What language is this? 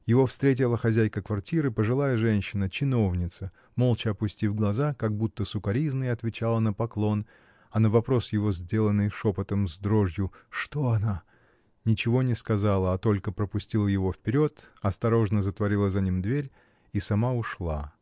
Russian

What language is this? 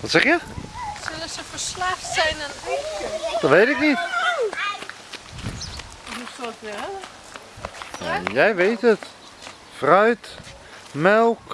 Dutch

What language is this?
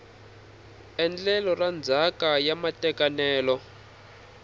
Tsonga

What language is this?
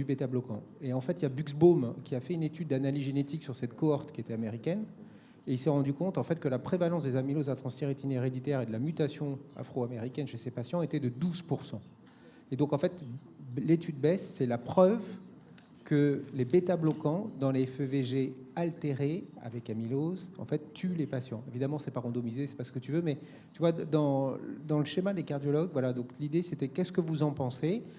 French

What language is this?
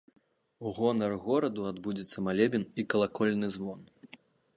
Belarusian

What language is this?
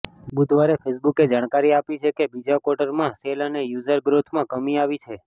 Gujarati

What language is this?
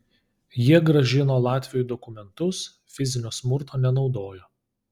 Lithuanian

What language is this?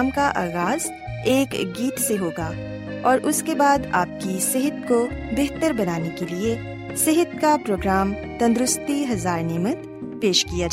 Urdu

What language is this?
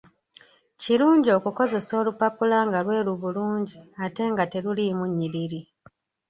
Ganda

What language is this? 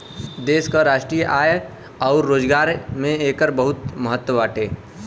Bhojpuri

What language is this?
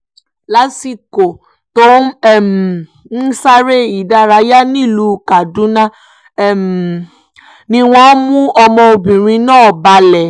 Yoruba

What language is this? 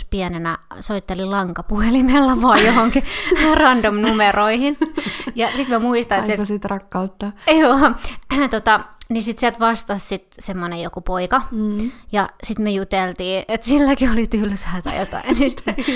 Finnish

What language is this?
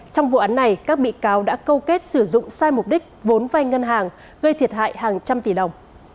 Vietnamese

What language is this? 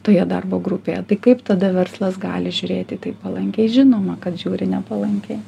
Lithuanian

